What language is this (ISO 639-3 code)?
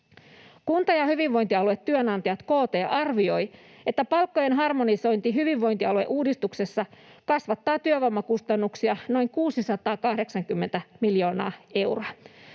fin